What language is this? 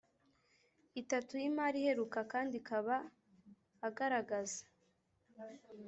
Kinyarwanda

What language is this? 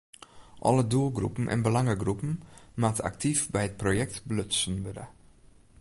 Western Frisian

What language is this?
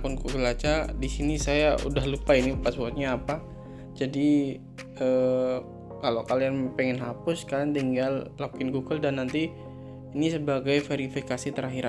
Indonesian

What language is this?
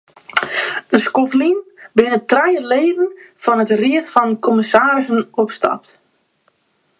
Western Frisian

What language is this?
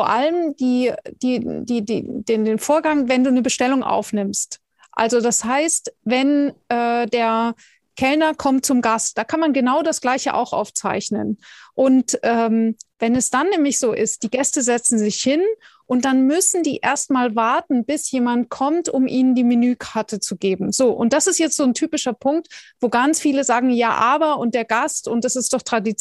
German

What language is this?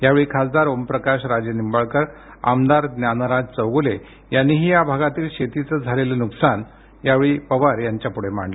Marathi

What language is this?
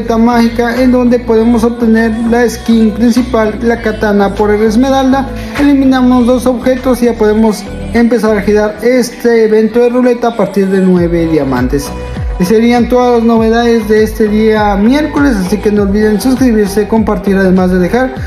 Spanish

